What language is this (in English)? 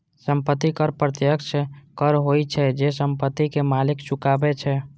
Maithili